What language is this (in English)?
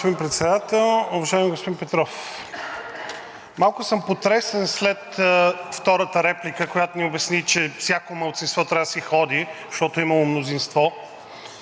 Bulgarian